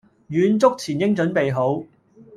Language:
Cantonese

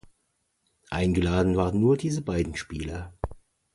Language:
German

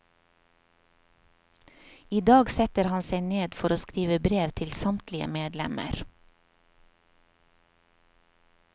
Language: Norwegian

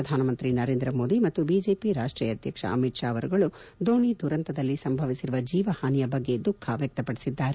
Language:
Kannada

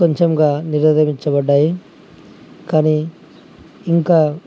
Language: Telugu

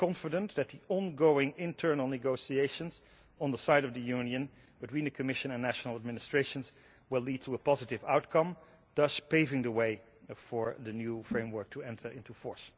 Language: English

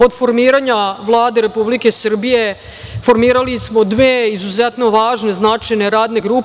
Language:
Serbian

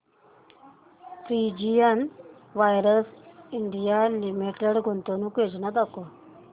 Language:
Marathi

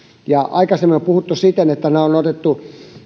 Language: Finnish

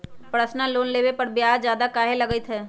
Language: Magahi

